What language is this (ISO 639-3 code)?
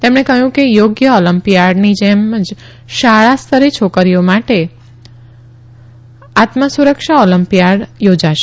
guj